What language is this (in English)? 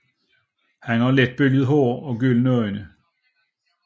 Danish